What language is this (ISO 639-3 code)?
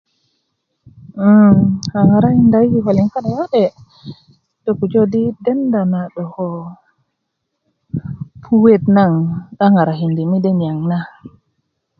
ukv